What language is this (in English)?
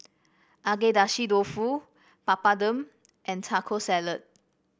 English